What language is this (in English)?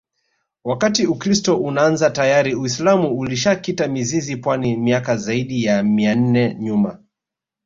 Swahili